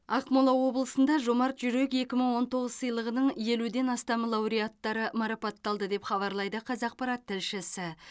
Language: Kazakh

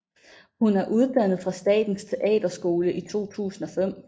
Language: Danish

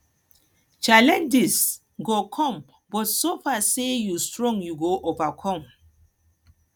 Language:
Nigerian Pidgin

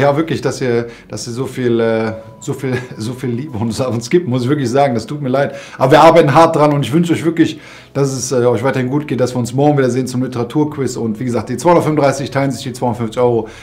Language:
German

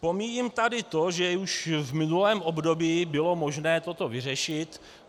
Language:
Czech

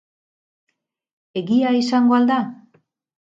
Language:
Basque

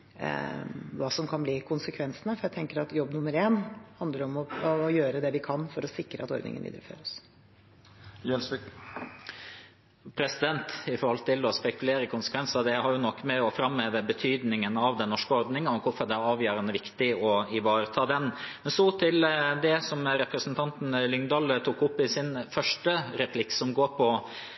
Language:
Norwegian Bokmål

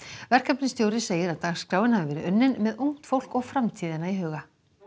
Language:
Icelandic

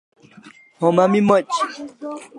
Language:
Kalasha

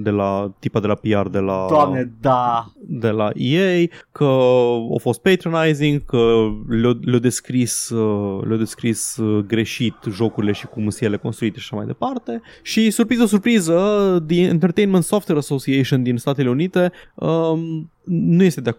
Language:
Romanian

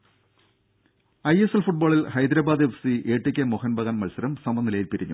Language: Malayalam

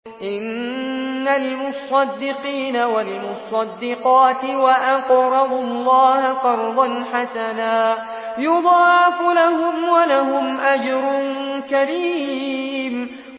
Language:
Arabic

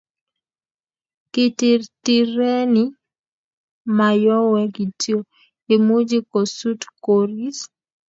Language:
Kalenjin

